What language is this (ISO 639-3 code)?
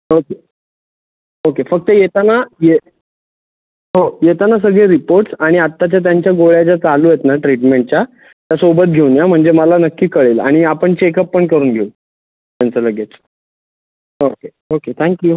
mar